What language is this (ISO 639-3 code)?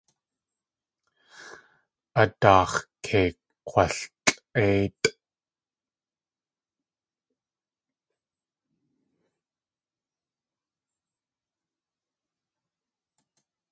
tli